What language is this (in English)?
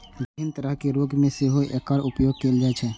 Maithili